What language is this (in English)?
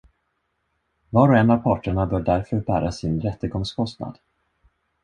Swedish